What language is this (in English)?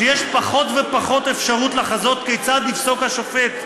Hebrew